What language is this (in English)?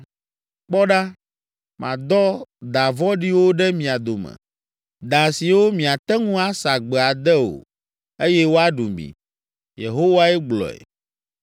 Ewe